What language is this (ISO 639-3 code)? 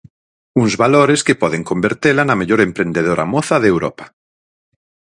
glg